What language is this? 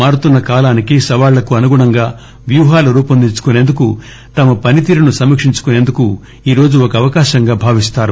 Telugu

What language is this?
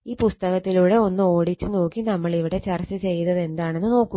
Malayalam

